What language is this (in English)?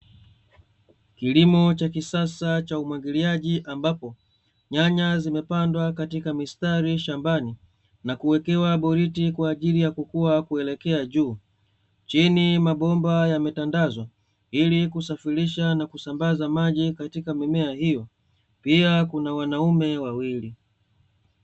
Swahili